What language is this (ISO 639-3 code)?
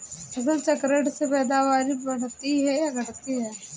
hin